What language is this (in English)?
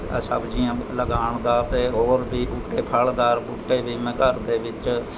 Punjabi